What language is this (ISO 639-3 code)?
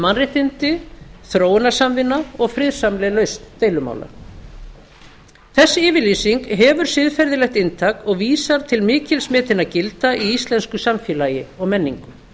isl